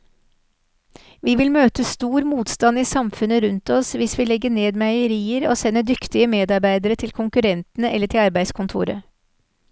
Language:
Norwegian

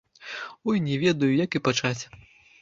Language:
Belarusian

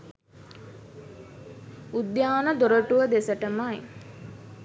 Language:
Sinhala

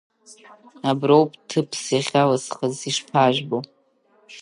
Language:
Abkhazian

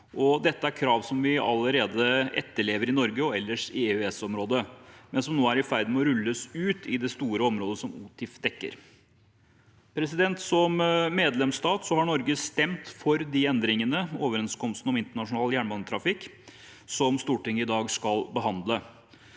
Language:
Norwegian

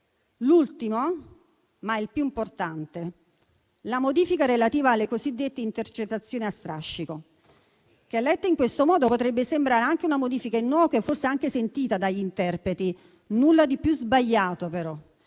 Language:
Italian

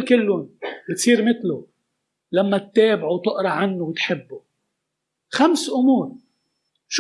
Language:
Arabic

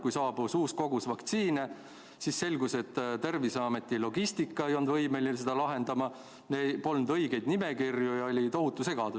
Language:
Estonian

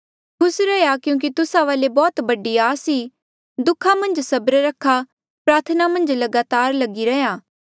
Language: Mandeali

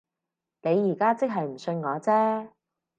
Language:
Cantonese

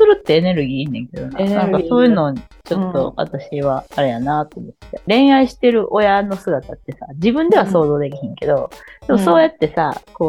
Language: Japanese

